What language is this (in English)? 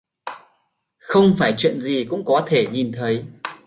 Vietnamese